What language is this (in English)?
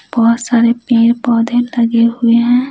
Hindi